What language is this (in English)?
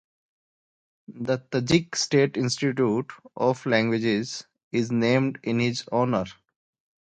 English